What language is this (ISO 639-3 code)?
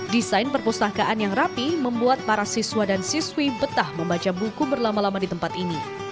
ind